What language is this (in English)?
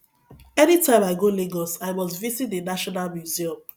Nigerian Pidgin